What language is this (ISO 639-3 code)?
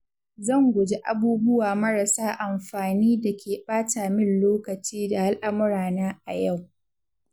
hau